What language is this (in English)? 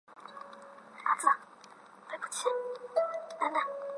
Chinese